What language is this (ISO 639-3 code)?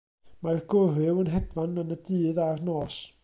cym